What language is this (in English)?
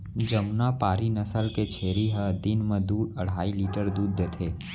Chhattisgarhi